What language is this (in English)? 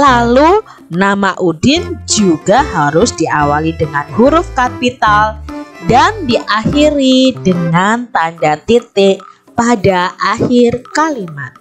Indonesian